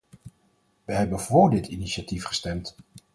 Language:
Dutch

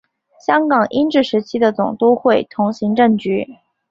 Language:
Chinese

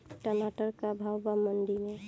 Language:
Bhojpuri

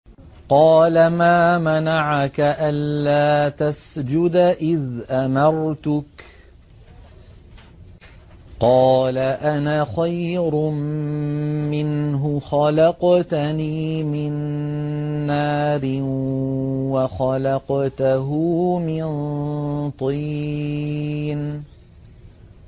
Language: Arabic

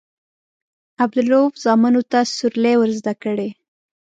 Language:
Pashto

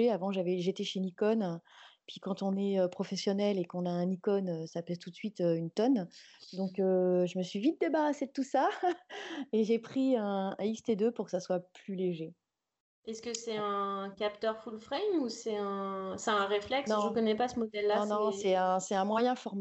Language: French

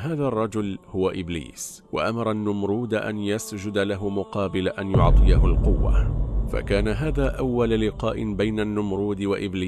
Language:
Arabic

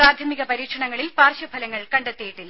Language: Malayalam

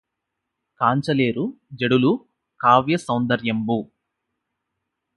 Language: Telugu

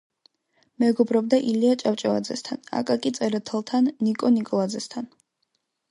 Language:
Georgian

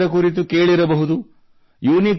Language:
Kannada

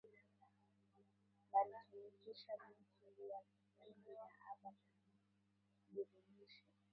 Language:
Swahili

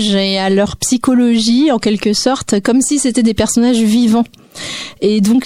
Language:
French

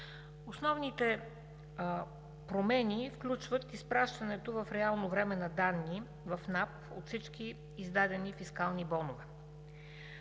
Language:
Bulgarian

